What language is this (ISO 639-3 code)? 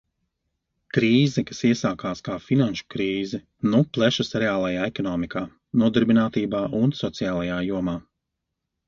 lav